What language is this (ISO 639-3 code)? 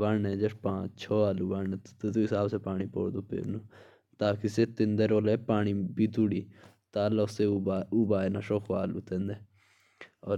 jns